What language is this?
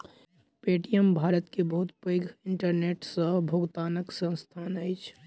Maithili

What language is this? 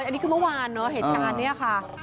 Thai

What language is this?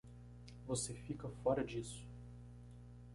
Portuguese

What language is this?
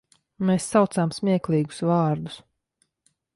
Latvian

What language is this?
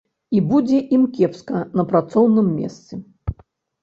Belarusian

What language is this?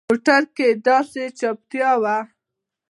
Pashto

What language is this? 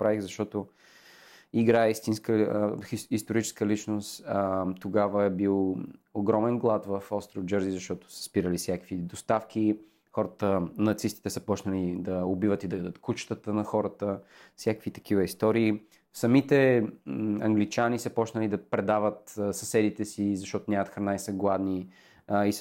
Bulgarian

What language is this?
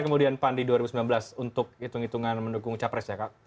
Indonesian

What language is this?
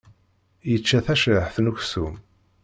Kabyle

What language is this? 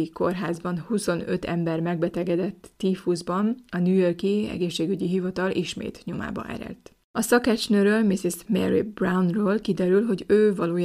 Hungarian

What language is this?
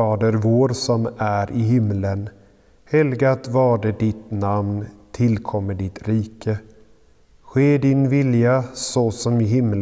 Swedish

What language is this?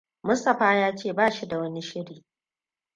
Hausa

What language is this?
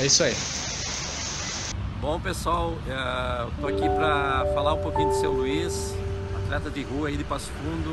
Portuguese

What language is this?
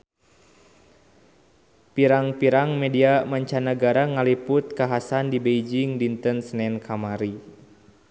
Sundanese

